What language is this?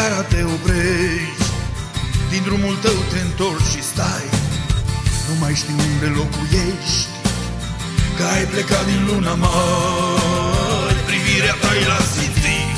Romanian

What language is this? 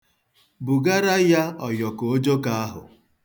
Igbo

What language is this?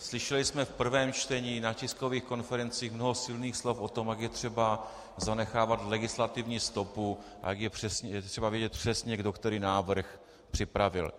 Czech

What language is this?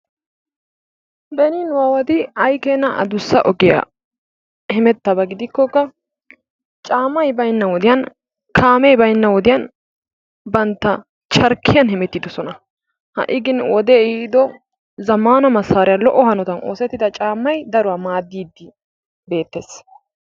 Wolaytta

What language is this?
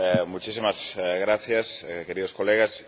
Spanish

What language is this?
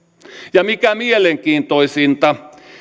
Finnish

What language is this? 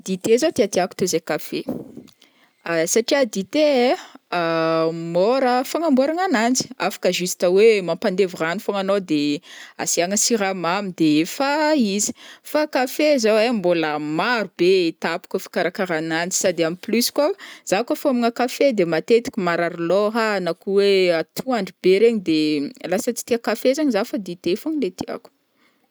Northern Betsimisaraka Malagasy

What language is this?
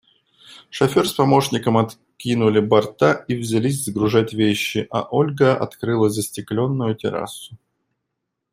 Russian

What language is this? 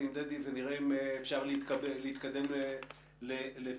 Hebrew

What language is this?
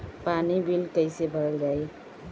Bhojpuri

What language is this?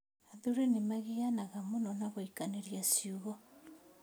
Kikuyu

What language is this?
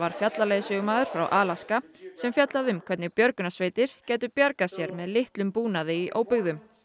Icelandic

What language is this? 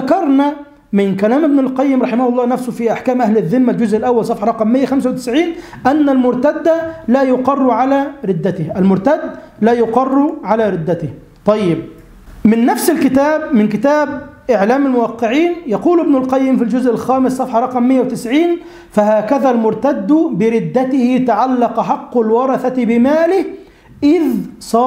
Arabic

